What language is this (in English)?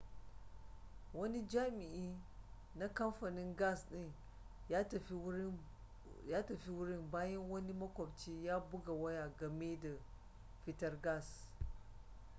Hausa